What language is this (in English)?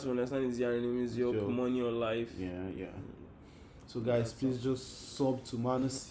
Turkish